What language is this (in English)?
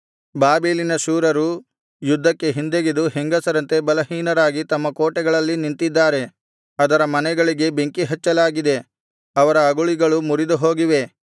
Kannada